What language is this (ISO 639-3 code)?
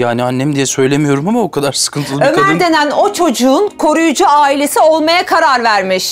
tur